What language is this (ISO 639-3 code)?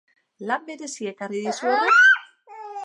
eus